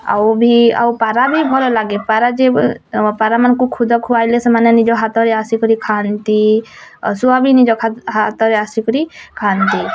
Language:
Odia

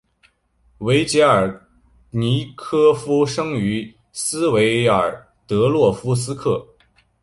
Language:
Chinese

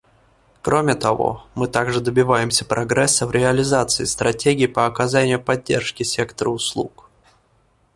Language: Russian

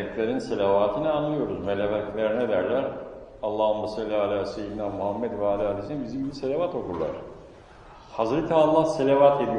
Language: Turkish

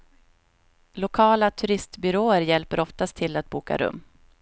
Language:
Swedish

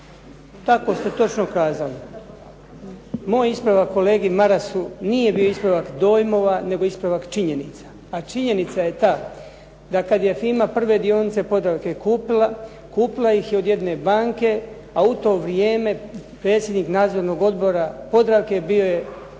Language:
Croatian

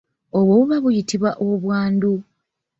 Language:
Ganda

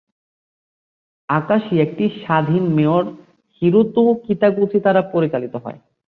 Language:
Bangla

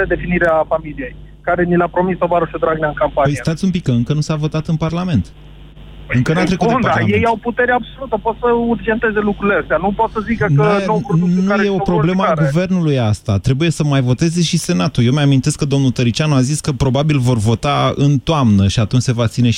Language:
Romanian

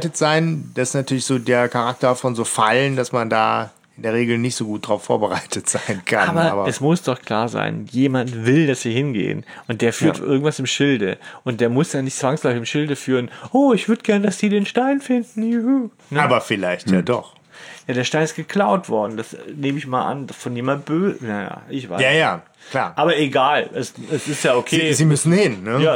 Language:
German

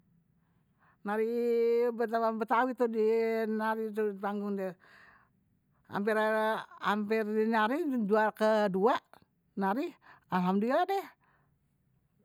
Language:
Betawi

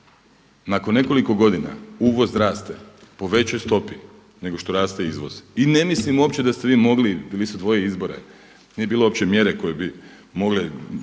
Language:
Croatian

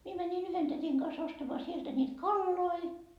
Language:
Finnish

